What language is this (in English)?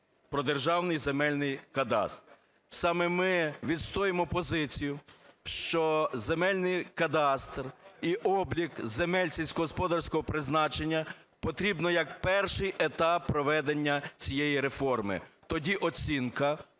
Ukrainian